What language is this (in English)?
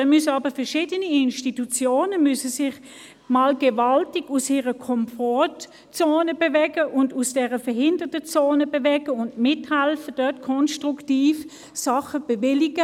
Swiss German